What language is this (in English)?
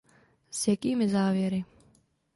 Czech